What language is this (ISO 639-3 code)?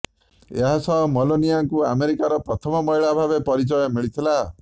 ori